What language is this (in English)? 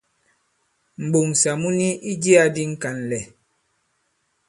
Bankon